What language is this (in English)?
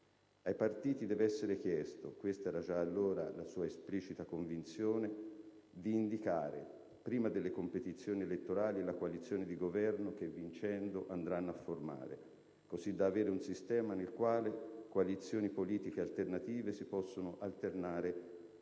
Italian